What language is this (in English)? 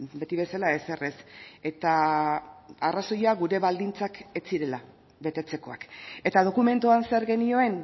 Basque